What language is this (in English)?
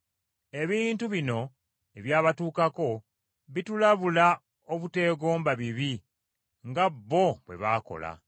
Ganda